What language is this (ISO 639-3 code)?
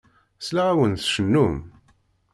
kab